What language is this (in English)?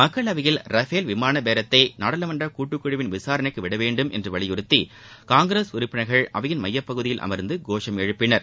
Tamil